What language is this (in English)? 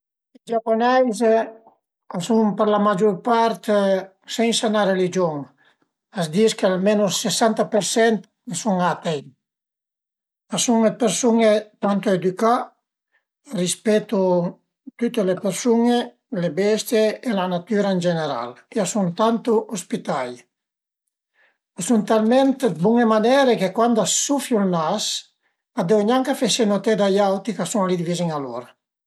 Piedmontese